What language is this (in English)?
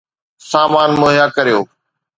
Sindhi